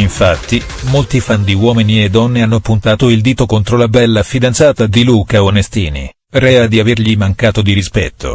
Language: Italian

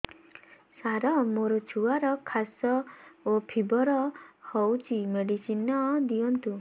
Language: Odia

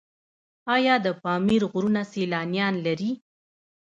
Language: Pashto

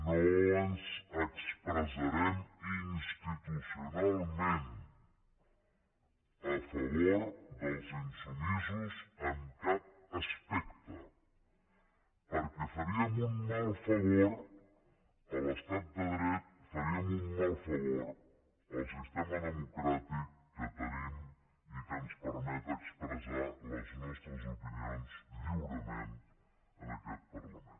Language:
Catalan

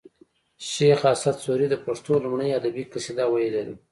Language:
Pashto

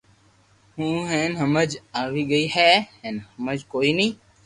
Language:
Loarki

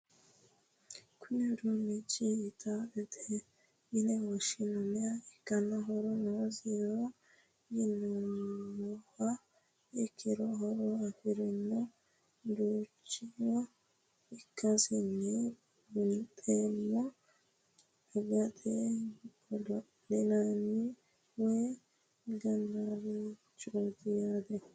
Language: Sidamo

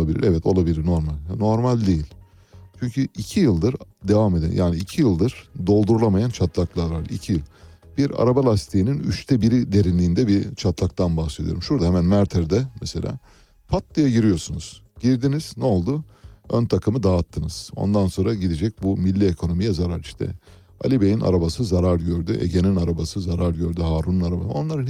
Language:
Turkish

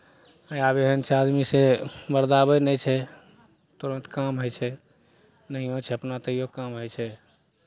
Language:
Maithili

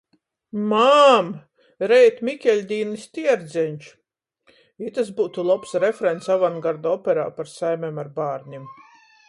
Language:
Latgalian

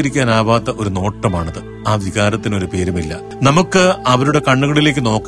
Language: Malayalam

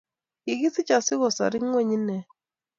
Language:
Kalenjin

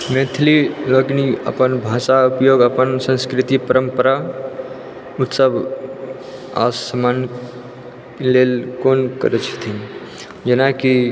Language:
Maithili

